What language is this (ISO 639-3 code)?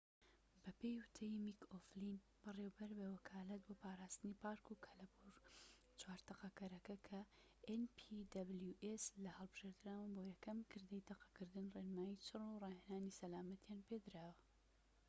ckb